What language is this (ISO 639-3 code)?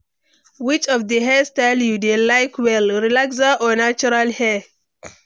pcm